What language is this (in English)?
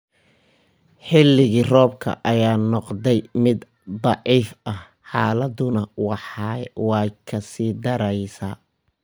Somali